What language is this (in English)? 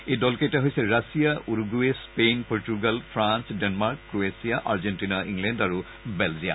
Assamese